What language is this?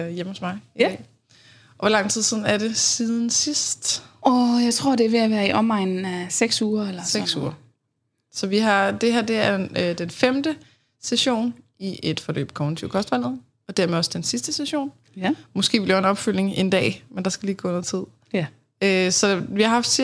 Danish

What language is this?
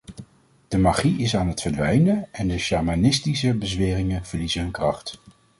Dutch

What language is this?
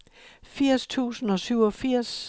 Danish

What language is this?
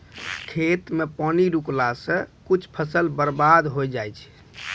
Maithili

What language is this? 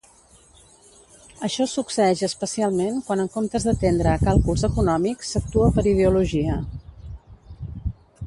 Catalan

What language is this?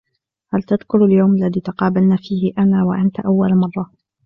Arabic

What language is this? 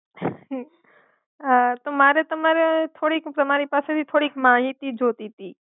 Gujarati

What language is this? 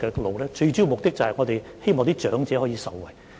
Cantonese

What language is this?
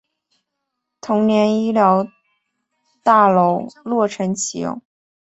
Chinese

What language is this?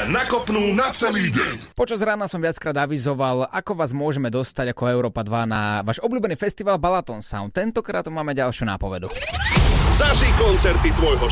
Slovak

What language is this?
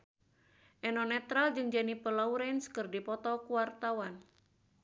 Sundanese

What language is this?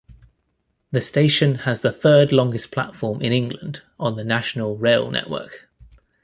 English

